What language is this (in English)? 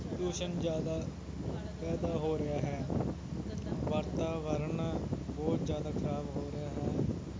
Punjabi